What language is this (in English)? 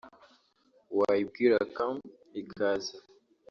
Kinyarwanda